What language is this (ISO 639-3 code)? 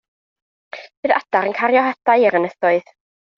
cym